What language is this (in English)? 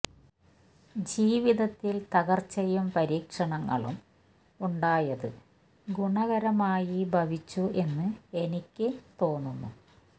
Malayalam